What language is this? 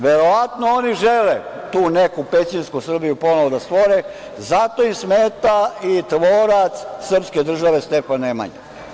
Serbian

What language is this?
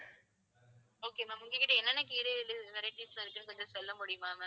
Tamil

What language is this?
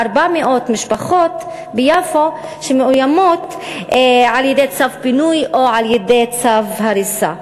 Hebrew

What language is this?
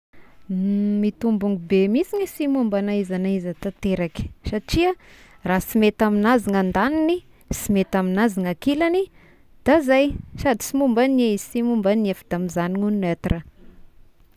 Tesaka Malagasy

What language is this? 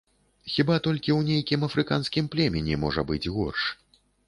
Belarusian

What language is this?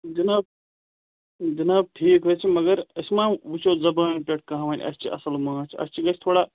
Kashmiri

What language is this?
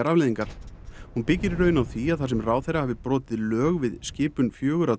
Icelandic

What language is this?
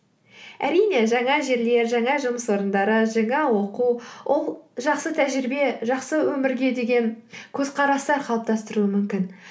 Kazakh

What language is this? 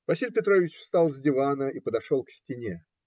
Russian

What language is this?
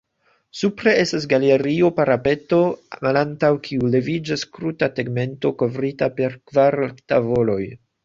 Esperanto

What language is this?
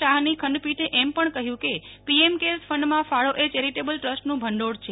Gujarati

